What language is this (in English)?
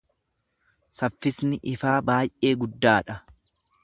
Oromo